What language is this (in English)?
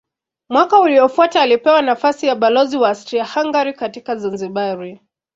Swahili